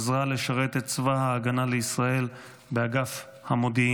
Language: Hebrew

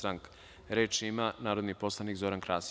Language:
Serbian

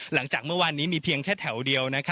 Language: Thai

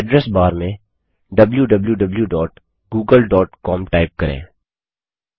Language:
Hindi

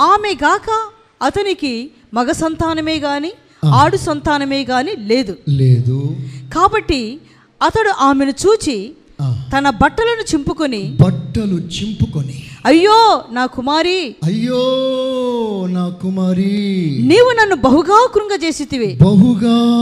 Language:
Telugu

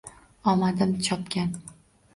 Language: Uzbek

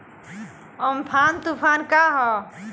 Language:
Bhojpuri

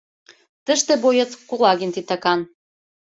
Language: Mari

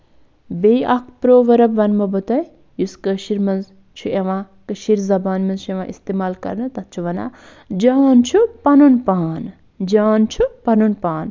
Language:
Kashmiri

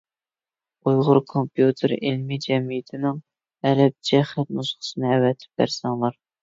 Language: Uyghur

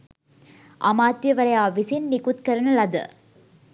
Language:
Sinhala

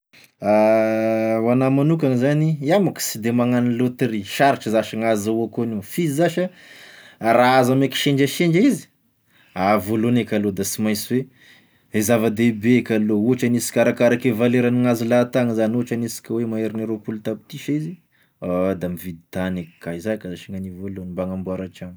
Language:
Tesaka Malagasy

